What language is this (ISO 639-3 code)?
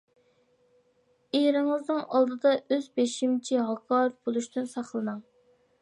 uig